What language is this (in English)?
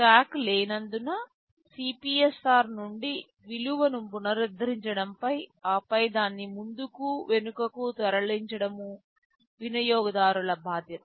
Telugu